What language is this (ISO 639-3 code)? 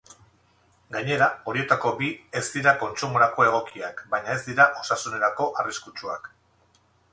eus